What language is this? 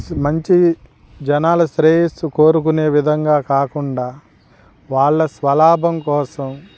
Telugu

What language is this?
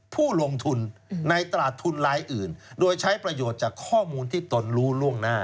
Thai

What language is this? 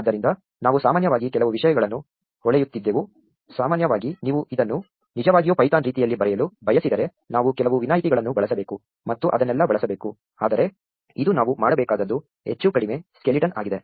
Kannada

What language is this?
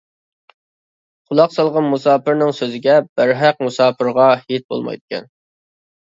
Uyghur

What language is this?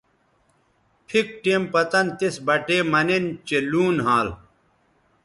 Bateri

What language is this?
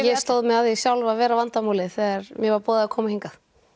Icelandic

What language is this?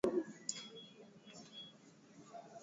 Swahili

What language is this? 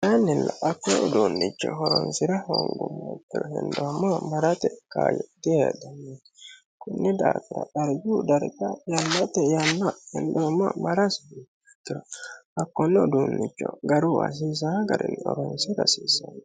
Sidamo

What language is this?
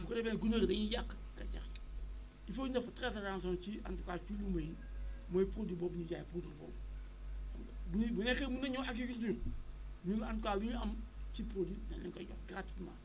Wolof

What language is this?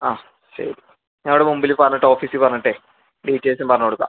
Malayalam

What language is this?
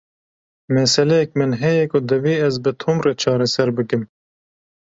Kurdish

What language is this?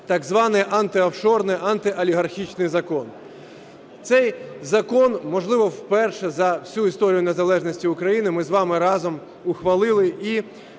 Ukrainian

